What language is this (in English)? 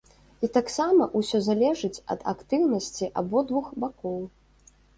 Belarusian